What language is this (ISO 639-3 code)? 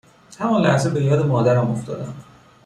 fas